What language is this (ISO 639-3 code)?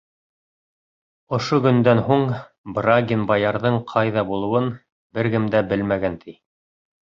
bak